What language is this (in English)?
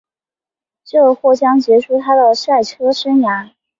Chinese